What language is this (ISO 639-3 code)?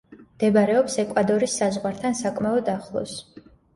kat